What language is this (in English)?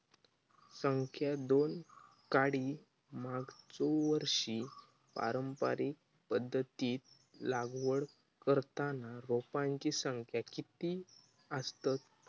Marathi